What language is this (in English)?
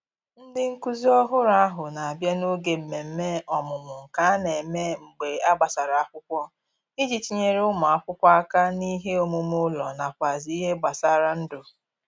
Igbo